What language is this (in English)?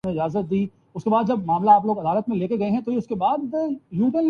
Urdu